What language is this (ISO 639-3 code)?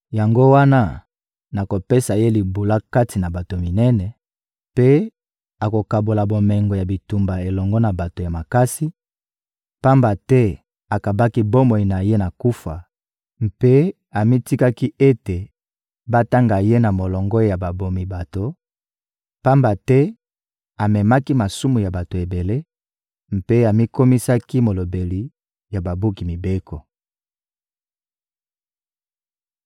lin